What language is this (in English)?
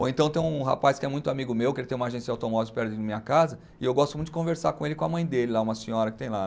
Portuguese